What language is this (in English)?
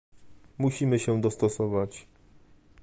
Polish